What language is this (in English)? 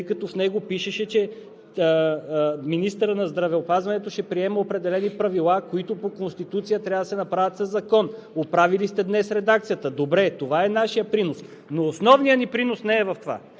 Bulgarian